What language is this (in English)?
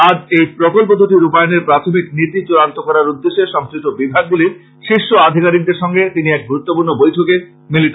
Bangla